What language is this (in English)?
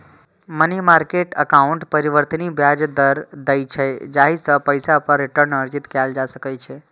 Maithili